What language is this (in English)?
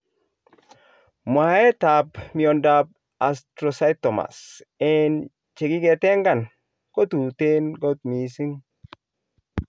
Kalenjin